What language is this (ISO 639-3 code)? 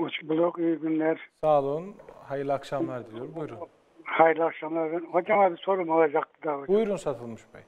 tur